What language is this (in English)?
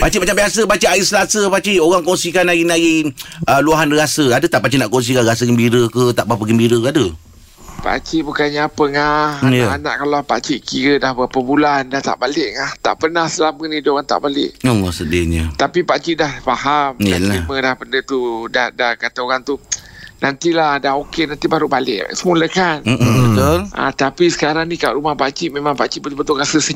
Malay